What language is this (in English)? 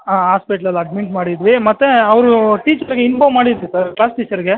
Kannada